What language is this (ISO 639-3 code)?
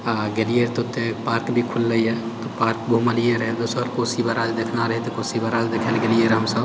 mai